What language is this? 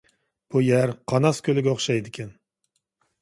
Uyghur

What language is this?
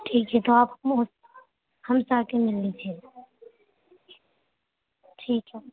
Urdu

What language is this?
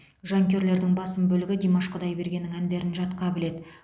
Kazakh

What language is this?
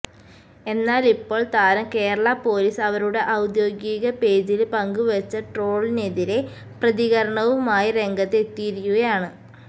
Malayalam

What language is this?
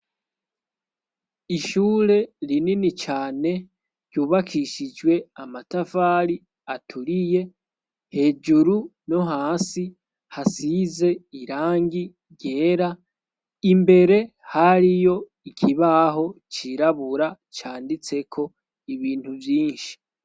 Rundi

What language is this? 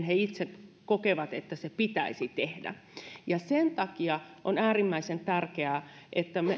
Finnish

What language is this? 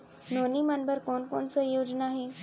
Chhattisgarhi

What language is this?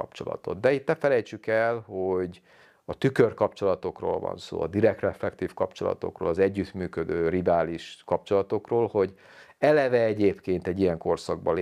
Hungarian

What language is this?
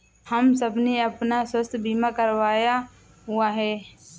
Hindi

